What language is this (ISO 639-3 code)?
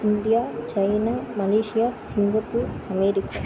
tam